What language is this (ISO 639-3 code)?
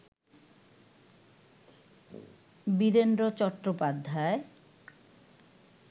ben